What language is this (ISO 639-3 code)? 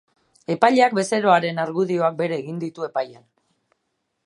eus